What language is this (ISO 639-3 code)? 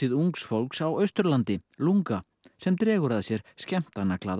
isl